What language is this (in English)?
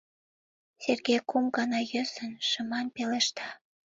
Mari